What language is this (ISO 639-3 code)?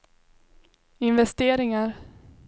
swe